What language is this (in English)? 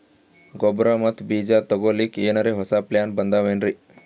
Kannada